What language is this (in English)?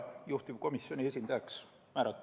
Estonian